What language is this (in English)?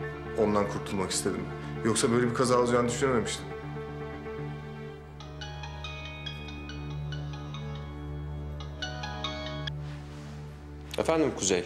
Turkish